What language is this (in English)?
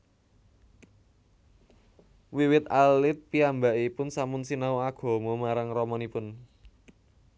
Javanese